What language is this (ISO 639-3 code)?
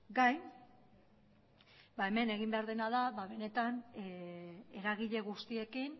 eus